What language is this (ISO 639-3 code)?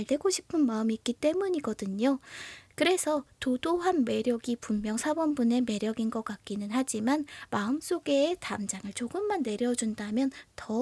kor